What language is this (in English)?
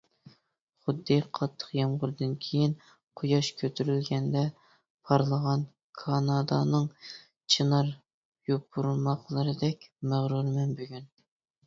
Uyghur